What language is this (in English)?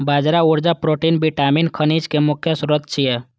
Maithili